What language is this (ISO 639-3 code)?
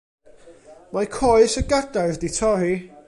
cym